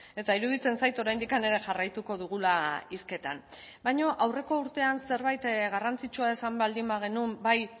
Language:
Basque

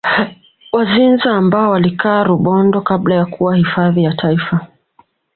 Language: Swahili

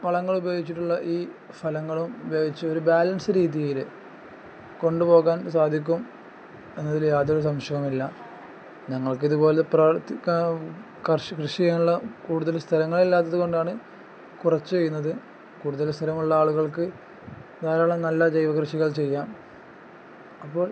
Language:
Malayalam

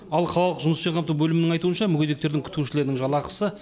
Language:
Kazakh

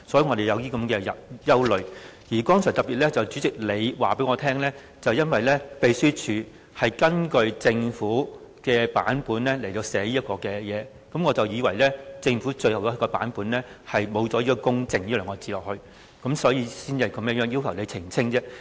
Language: Cantonese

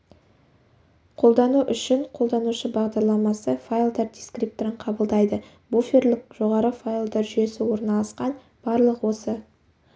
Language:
Kazakh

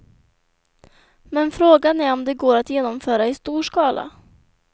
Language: Swedish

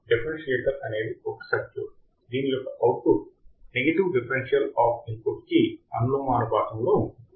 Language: Telugu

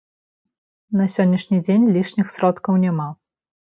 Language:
Belarusian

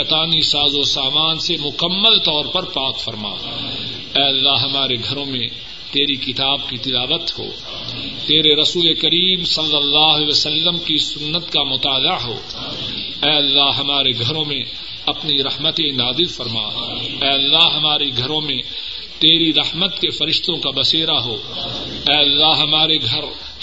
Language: Urdu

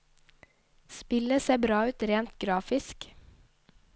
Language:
Norwegian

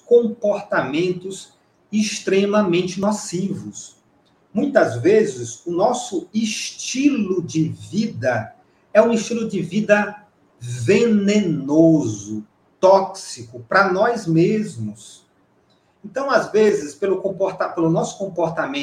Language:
Portuguese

